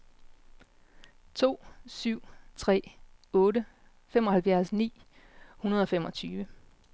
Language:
Danish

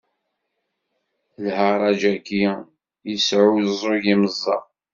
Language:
Kabyle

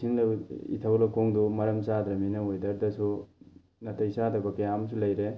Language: Manipuri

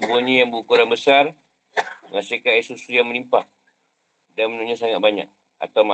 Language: Malay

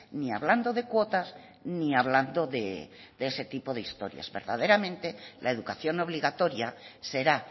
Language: Spanish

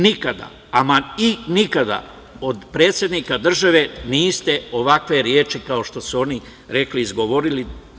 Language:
Serbian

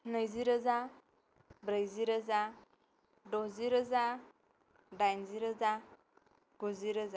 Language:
Bodo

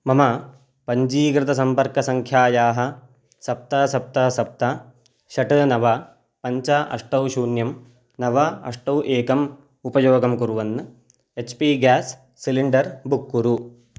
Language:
Sanskrit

